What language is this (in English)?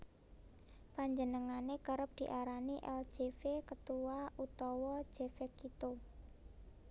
Javanese